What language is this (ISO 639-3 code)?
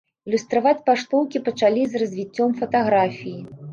bel